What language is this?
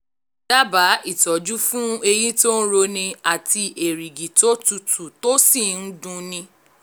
Yoruba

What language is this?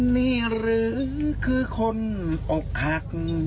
Thai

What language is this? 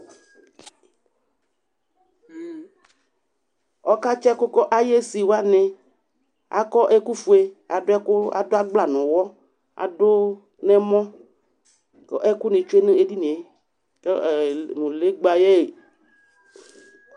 Ikposo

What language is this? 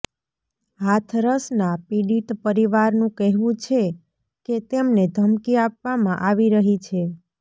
Gujarati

